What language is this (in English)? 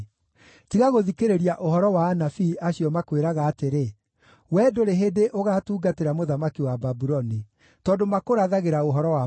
Kikuyu